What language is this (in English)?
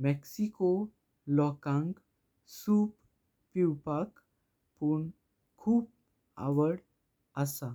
Konkani